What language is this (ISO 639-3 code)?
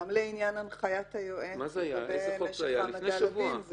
heb